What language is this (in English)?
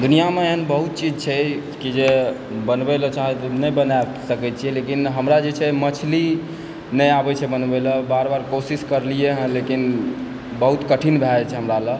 Maithili